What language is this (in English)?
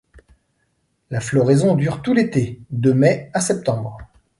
French